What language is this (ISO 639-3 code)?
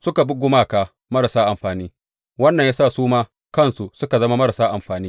hau